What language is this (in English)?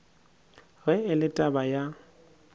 Northern Sotho